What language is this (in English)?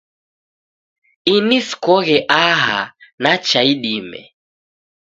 Taita